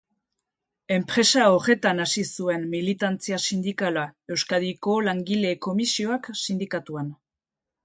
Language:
Basque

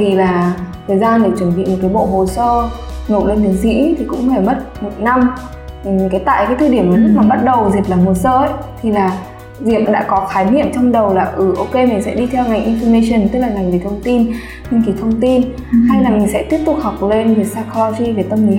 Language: Vietnamese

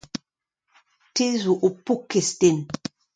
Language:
Breton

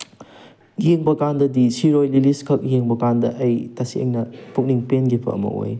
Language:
Manipuri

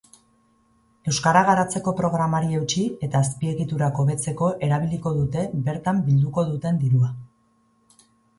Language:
Basque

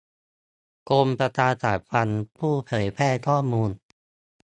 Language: Thai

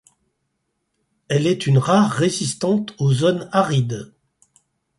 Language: French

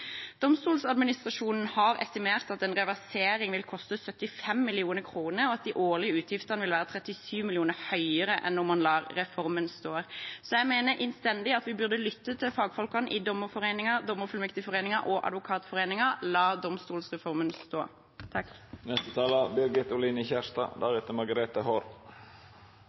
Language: Norwegian Bokmål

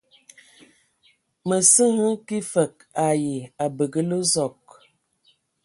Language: Ewondo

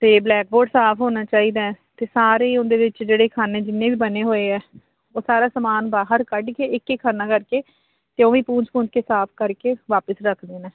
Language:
Punjabi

